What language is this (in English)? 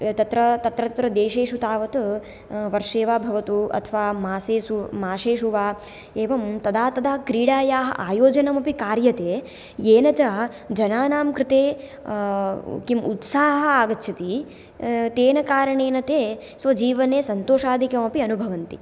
Sanskrit